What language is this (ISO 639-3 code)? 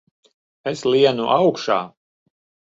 lav